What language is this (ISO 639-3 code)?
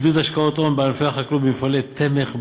heb